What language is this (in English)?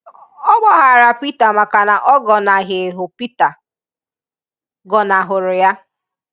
Igbo